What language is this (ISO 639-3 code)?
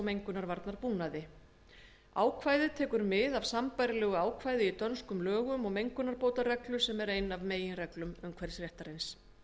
isl